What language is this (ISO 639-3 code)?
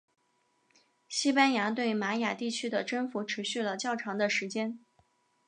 zho